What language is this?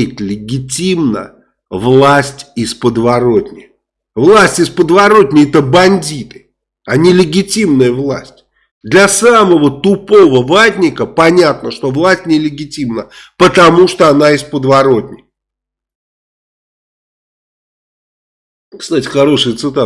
Russian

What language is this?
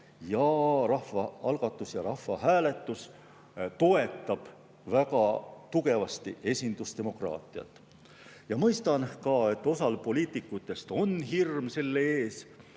Estonian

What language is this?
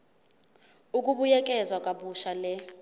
Zulu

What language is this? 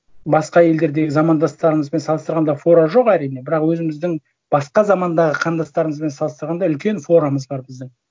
Kazakh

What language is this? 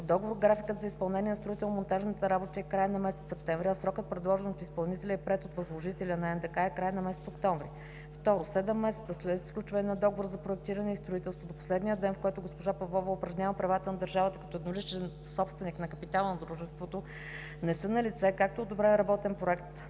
Bulgarian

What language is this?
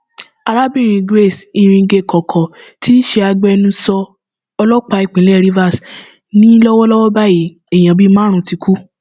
Yoruba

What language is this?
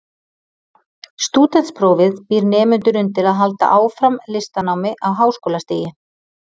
Icelandic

